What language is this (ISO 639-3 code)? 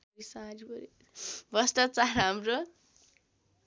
nep